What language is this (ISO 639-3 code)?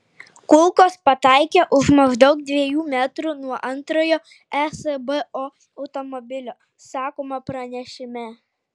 lit